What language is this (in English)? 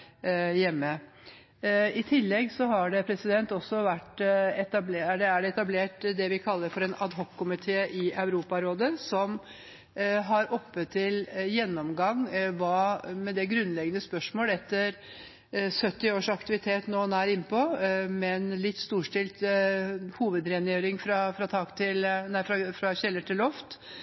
Norwegian Bokmål